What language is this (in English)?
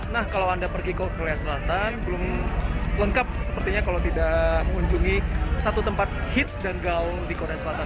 Indonesian